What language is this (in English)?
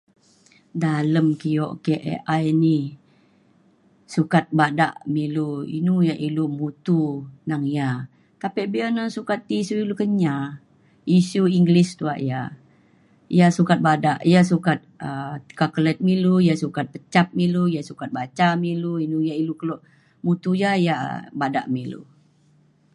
Mainstream Kenyah